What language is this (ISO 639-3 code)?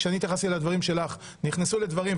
heb